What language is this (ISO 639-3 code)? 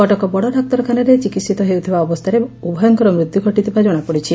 ori